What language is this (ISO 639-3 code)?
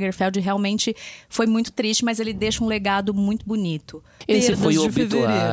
por